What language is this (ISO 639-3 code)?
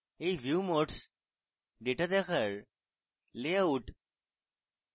ben